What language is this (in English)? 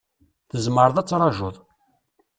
Kabyle